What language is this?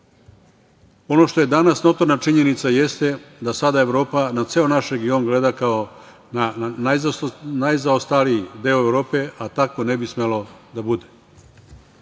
Serbian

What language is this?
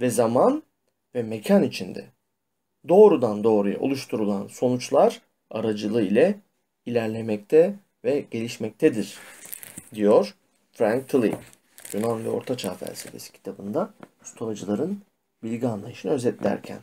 Turkish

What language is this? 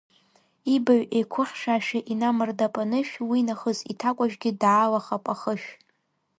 Abkhazian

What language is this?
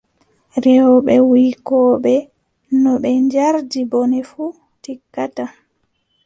Adamawa Fulfulde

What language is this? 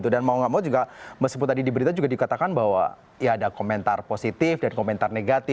Indonesian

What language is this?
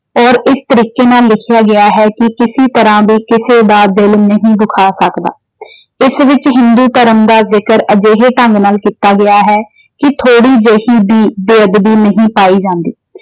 Punjabi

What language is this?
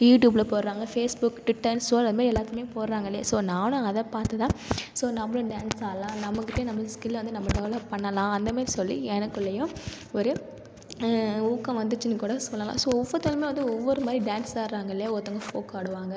Tamil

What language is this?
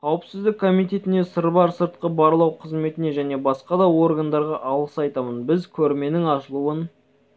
Kazakh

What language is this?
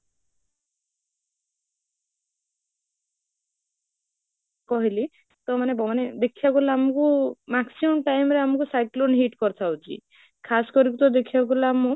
Odia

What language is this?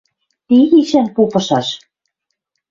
Western Mari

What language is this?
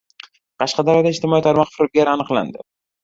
Uzbek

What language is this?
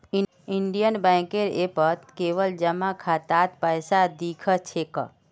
Magahi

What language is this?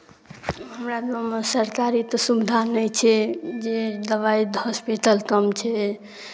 Maithili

